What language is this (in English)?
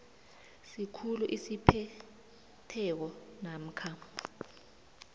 South Ndebele